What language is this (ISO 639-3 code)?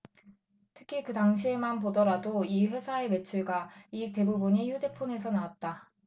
kor